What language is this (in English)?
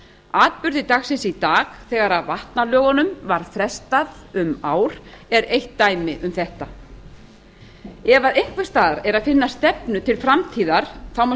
Icelandic